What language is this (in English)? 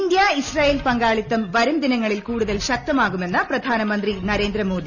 Malayalam